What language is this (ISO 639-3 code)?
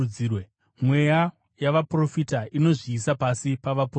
sna